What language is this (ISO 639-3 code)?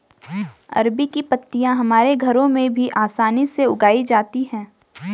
hin